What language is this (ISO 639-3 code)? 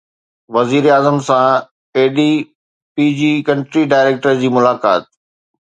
snd